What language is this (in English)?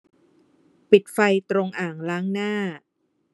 Thai